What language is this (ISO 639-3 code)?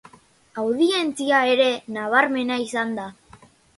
eus